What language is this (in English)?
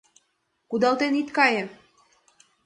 Mari